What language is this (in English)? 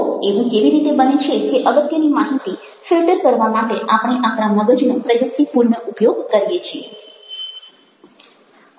Gujarati